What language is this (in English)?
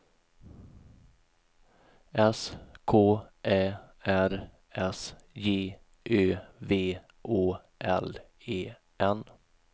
Swedish